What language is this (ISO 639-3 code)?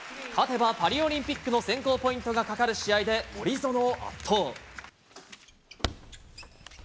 jpn